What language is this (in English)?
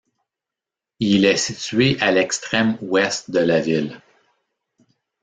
French